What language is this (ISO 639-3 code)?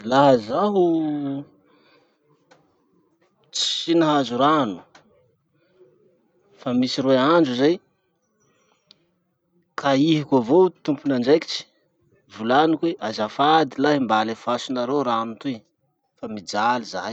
msh